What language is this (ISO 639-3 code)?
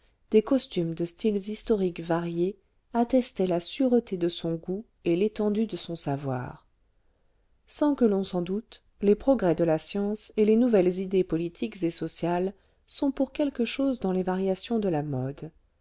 fra